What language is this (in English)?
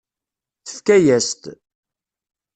Kabyle